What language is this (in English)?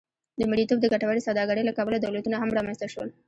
Pashto